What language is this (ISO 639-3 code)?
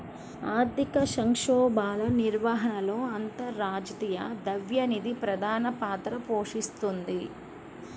tel